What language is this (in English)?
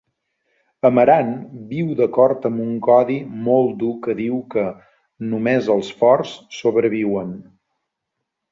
Catalan